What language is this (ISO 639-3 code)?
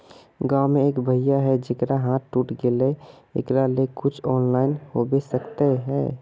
mag